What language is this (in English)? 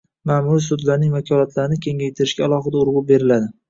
Uzbek